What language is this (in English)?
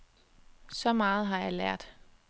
Danish